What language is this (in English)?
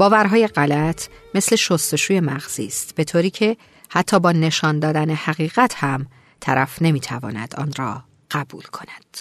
Persian